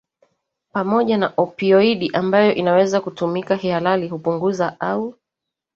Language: Swahili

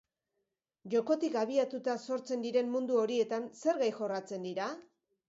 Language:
Basque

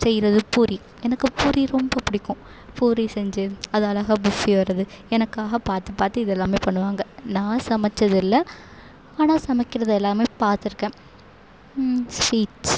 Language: Tamil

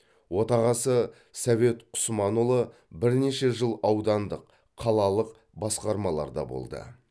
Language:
Kazakh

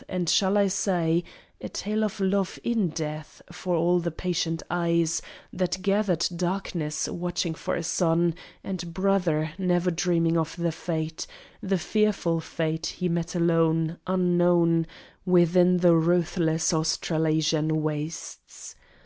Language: English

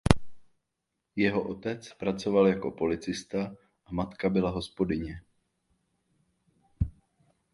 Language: Czech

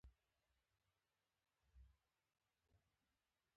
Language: Pashto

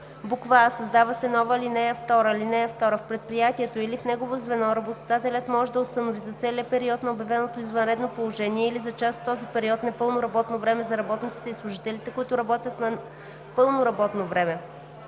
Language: Bulgarian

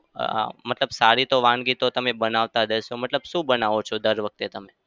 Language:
Gujarati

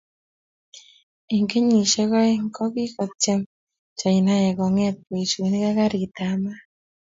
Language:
Kalenjin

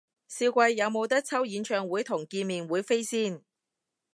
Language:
Cantonese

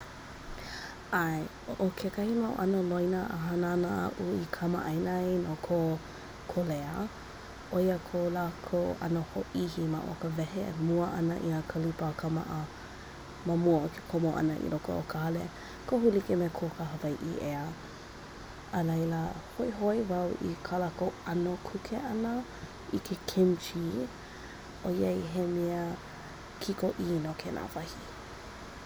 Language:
Hawaiian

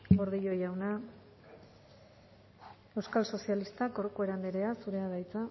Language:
Basque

